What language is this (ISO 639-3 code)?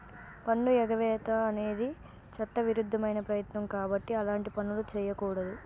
tel